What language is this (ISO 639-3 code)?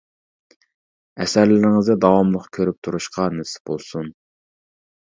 uig